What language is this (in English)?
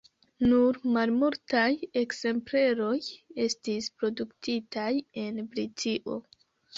Esperanto